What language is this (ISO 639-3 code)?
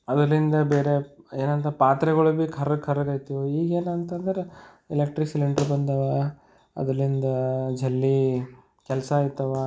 kan